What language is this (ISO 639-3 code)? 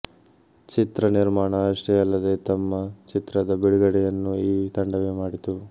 kan